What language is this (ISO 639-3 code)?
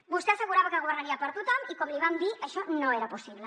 cat